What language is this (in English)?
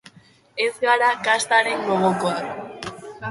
Basque